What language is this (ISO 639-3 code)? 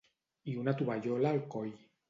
cat